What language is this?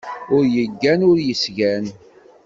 Kabyle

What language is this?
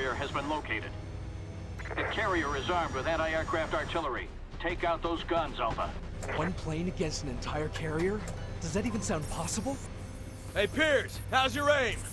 Arabic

